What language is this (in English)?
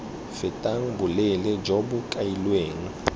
Tswana